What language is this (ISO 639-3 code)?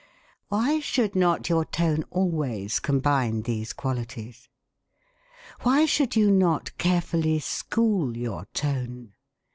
eng